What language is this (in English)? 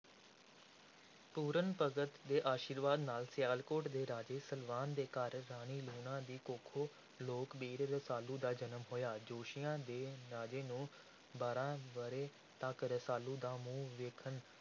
Punjabi